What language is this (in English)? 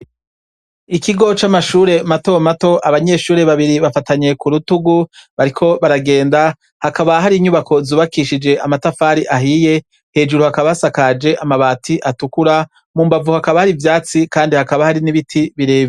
Rundi